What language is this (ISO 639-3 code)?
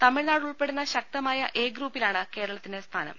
mal